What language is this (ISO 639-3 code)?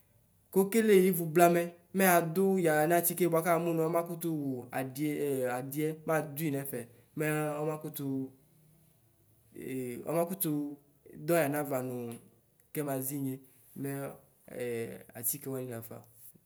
kpo